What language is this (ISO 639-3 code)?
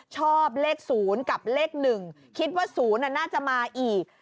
tha